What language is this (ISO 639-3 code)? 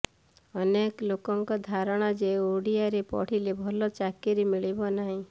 ori